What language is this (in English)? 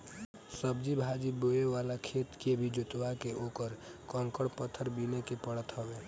Bhojpuri